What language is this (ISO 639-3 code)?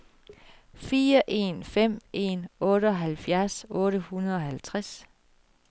dan